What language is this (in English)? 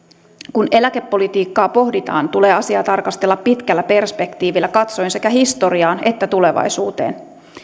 Finnish